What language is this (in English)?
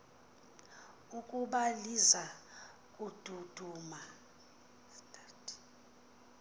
Xhosa